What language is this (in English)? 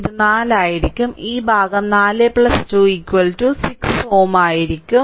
Malayalam